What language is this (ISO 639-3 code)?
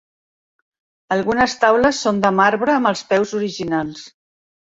cat